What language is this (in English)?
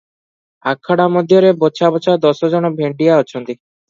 Odia